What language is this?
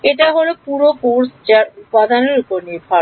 Bangla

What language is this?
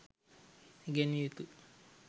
Sinhala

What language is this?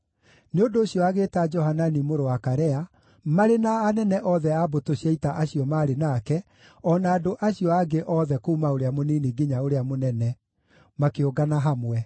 Kikuyu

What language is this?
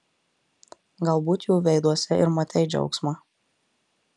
Lithuanian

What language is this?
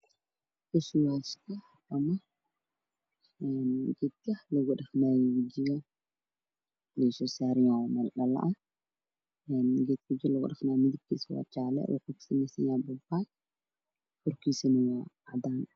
Somali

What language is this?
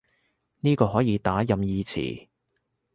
Cantonese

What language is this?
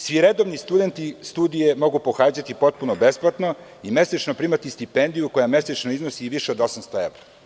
Serbian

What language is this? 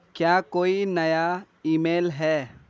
Urdu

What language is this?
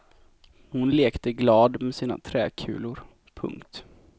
Swedish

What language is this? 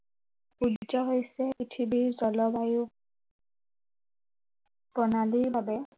Assamese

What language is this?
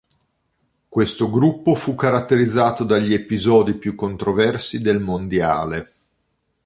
Italian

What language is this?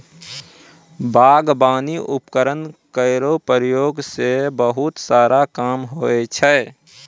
Maithili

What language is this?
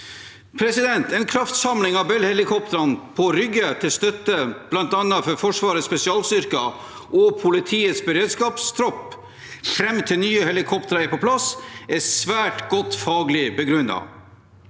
Norwegian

